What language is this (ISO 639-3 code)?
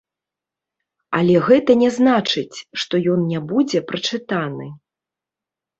bel